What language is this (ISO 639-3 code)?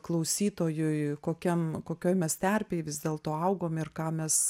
lit